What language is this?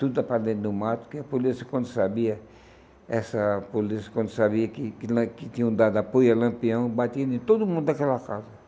Portuguese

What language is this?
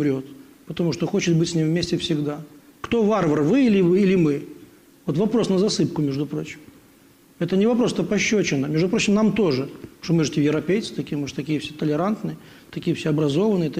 Russian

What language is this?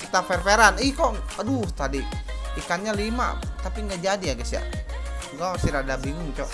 Indonesian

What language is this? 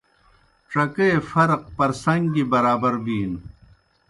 Kohistani Shina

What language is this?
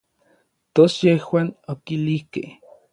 Orizaba Nahuatl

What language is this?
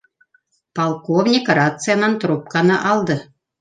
Bashkir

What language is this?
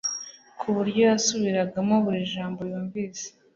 Kinyarwanda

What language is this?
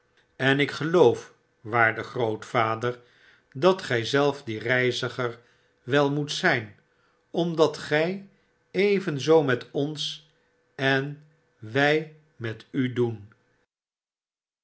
Dutch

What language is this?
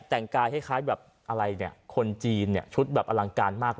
Thai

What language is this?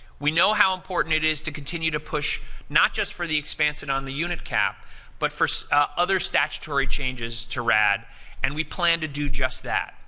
English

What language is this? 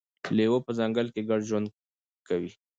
Pashto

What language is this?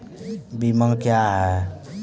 Maithili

